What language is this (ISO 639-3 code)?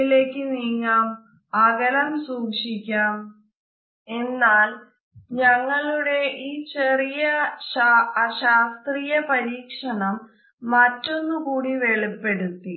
mal